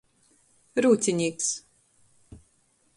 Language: Latgalian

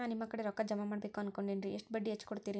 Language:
Kannada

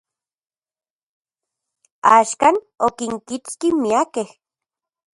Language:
Central Puebla Nahuatl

